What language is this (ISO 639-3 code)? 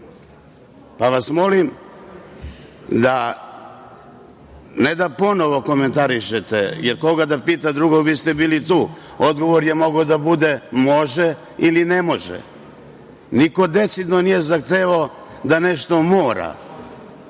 srp